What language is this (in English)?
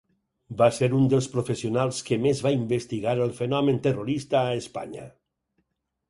Catalan